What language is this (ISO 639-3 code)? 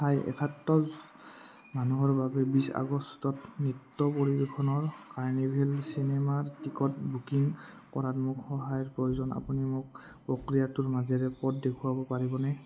asm